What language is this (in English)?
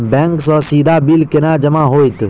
Maithili